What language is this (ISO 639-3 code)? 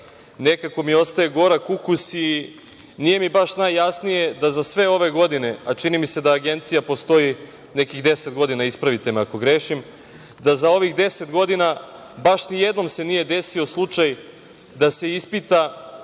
srp